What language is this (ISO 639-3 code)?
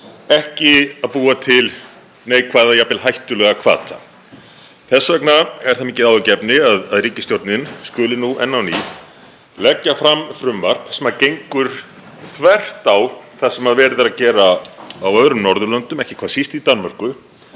isl